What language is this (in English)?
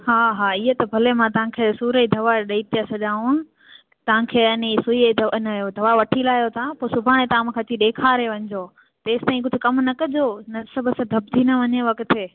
Sindhi